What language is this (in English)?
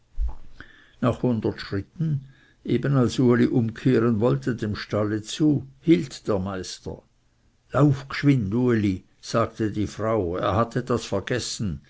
German